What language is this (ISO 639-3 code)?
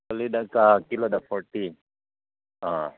mni